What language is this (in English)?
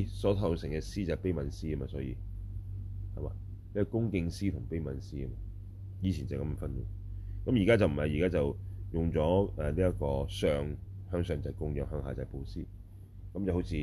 Chinese